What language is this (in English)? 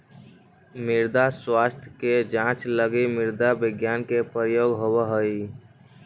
Magahi